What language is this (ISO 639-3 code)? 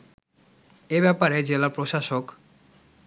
ben